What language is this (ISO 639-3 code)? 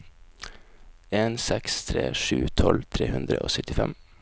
nor